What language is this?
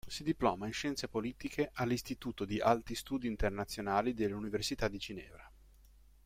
Italian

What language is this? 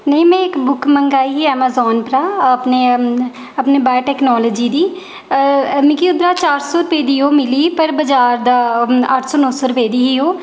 Dogri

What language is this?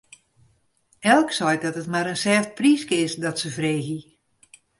Western Frisian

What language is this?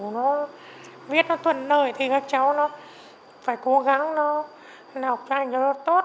Vietnamese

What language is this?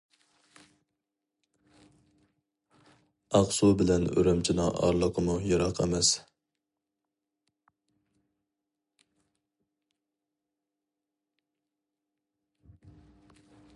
Uyghur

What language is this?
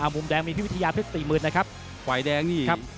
Thai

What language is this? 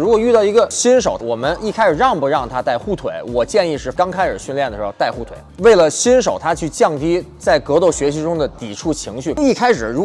Chinese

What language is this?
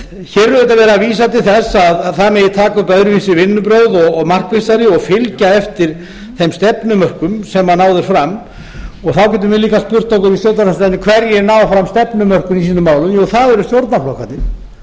Icelandic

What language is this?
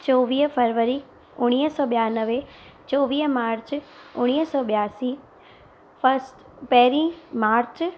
Sindhi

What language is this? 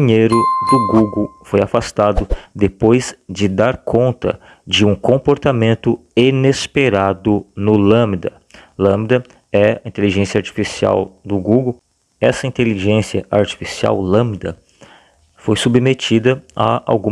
Portuguese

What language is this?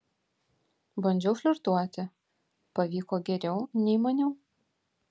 Lithuanian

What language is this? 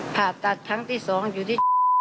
Thai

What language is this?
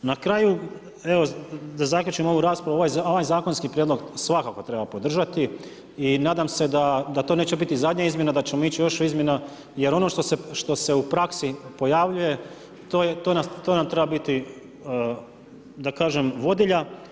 Croatian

